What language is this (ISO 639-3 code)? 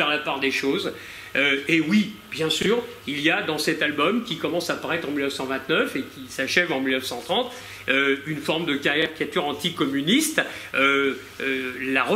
fra